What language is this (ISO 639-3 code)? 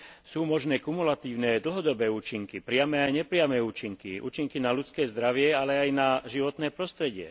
slk